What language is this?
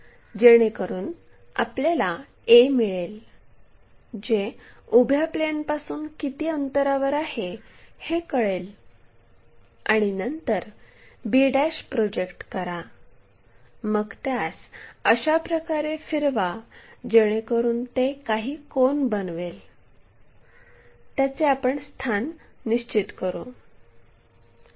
Marathi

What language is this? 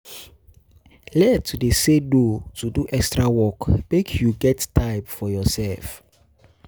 Nigerian Pidgin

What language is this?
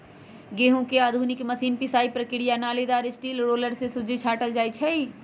Magahi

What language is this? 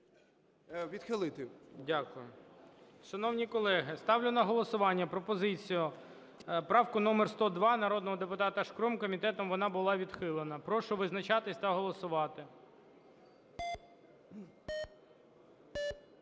Ukrainian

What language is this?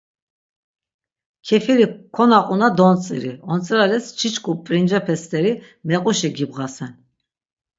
Laz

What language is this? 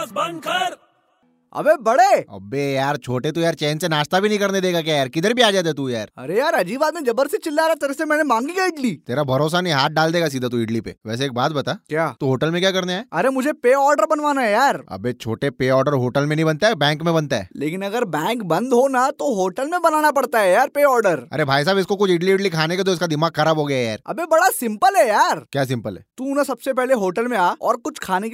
Hindi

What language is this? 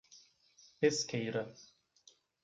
Portuguese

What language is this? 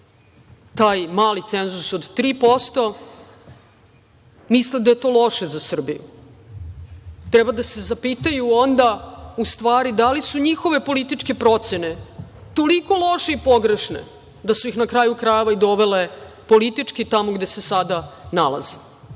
Serbian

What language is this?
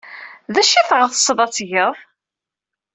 Kabyle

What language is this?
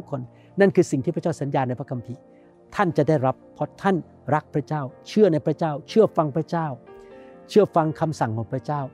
Thai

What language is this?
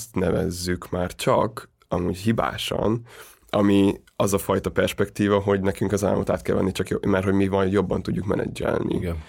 Hungarian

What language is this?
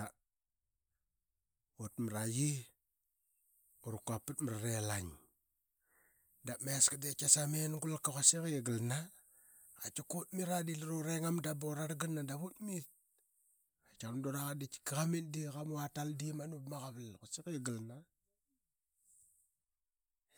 Qaqet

